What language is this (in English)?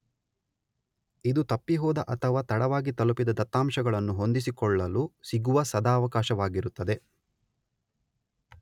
Kannada